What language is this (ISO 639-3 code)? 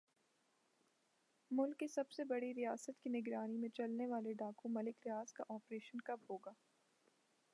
urd